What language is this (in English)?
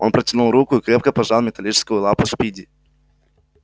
Russian